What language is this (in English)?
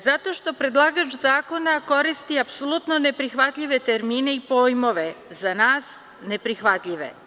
Serbian